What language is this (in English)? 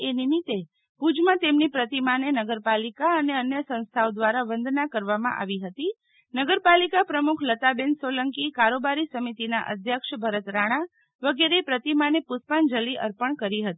Gujarati